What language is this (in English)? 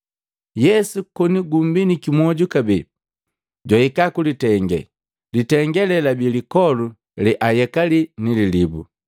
Matengo